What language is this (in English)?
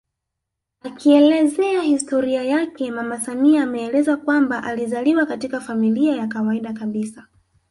Swahili